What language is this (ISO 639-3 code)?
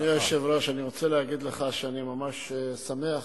heb